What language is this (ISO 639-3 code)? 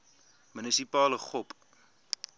afr